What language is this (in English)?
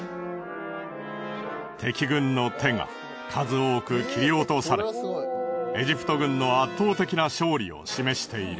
Japanese